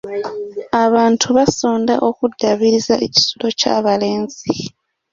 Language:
Ganda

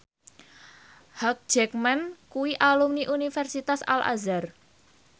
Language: Javanese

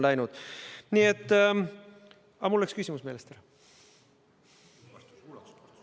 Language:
Estonian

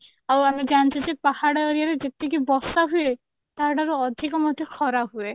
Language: Odia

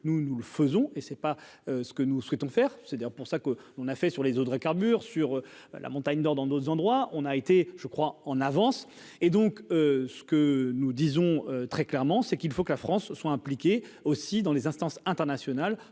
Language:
French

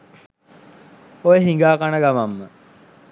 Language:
Sinhala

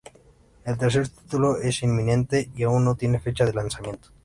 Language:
Spanish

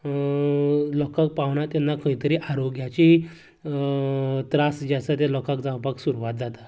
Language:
Konkani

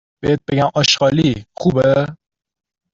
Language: Persian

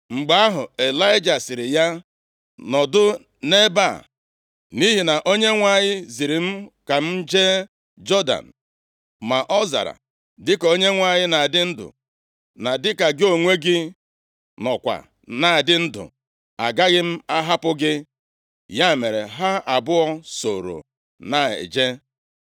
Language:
Igbo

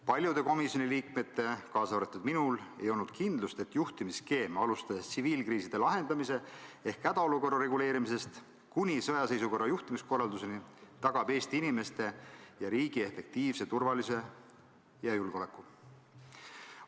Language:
Estonian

